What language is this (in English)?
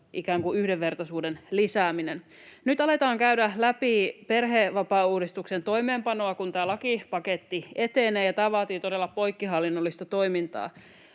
Finnish